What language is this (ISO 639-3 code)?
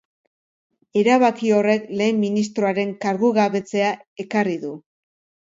eus